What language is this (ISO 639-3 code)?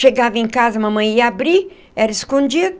por